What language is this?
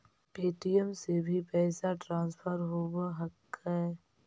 Magahi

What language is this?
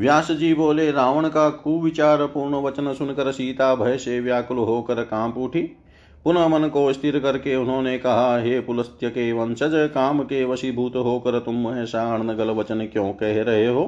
Hindi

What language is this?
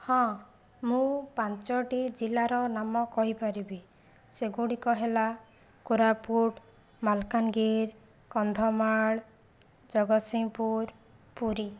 Odia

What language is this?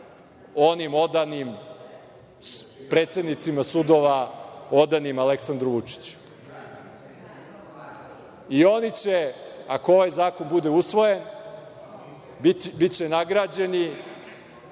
Serbian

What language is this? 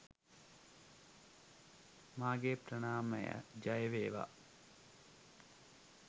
Sinhala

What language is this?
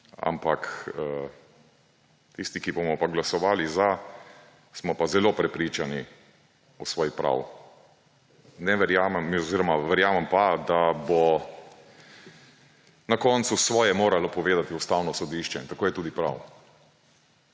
Slovenian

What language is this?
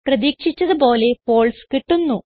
Malayalam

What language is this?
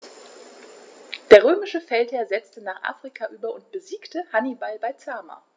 German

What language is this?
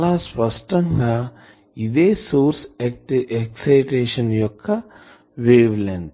Telugu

